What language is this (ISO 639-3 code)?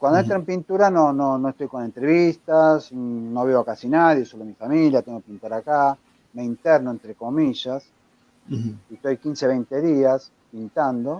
spa